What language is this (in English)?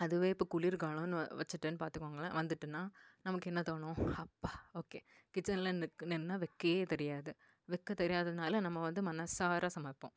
Tamil